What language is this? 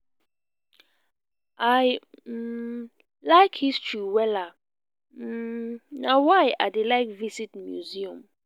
Nigerian Pidgin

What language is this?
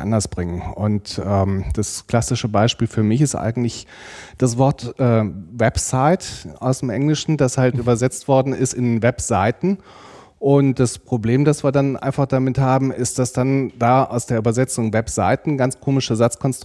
German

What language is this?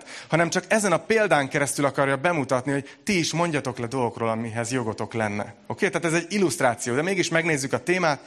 Hungarian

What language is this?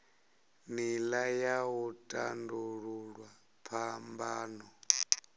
Venda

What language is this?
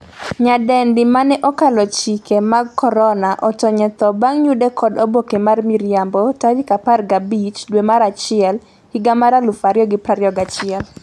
Luo (Kenya and Tanzania)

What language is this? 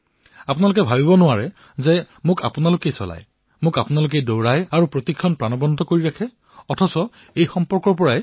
Assamese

